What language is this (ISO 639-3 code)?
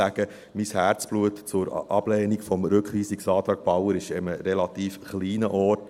gsw